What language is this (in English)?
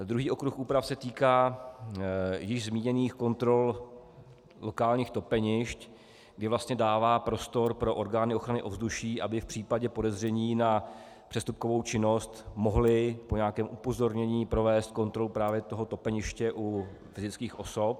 Czech